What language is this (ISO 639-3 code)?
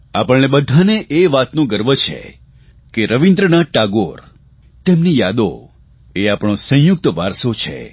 guj